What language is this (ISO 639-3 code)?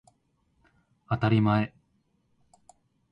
jpn